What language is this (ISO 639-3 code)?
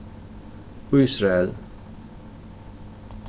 fao